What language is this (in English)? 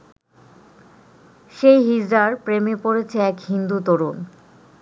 Bangla